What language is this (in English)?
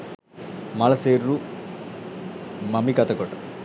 Sinhala